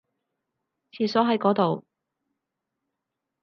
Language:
Cantonese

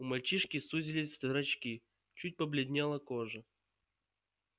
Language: Russian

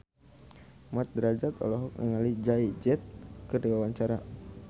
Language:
Sundanese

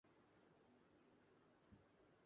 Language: Urdu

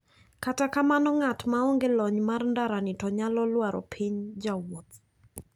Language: Luo (Kenya and Tanzania)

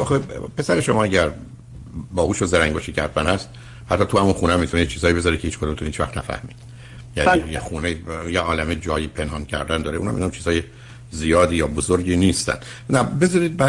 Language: Persian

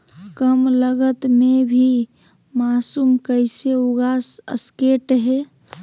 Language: Magahi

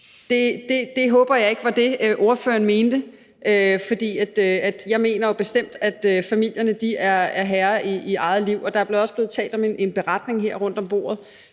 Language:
Danish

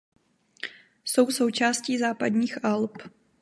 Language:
Czech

